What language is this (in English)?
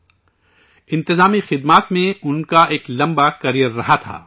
Urdu